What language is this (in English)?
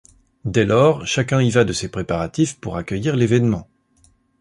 French